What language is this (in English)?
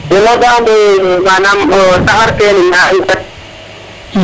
Serer